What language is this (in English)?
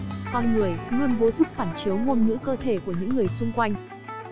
Vietnamese